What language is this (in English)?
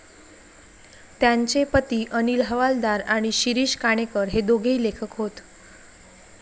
Marathi